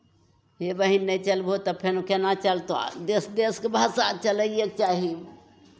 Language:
Maithili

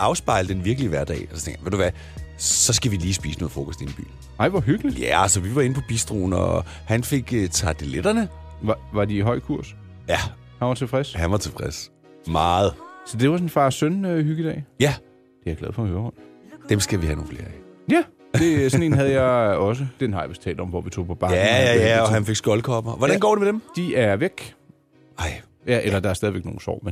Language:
Danish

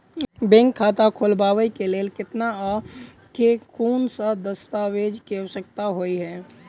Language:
Maithili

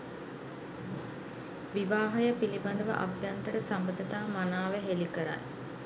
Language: Sinhala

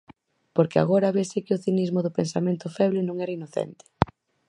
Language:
Galician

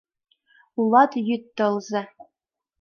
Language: Mari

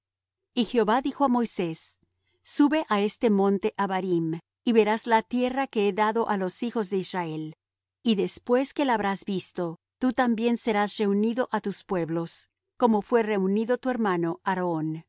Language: Spanish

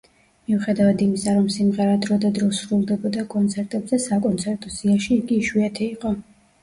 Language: Georgian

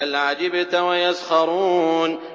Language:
Arabic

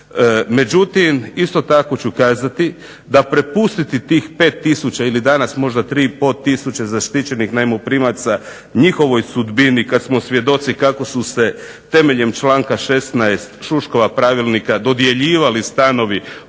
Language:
Croatian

